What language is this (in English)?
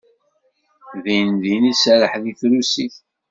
Kabyle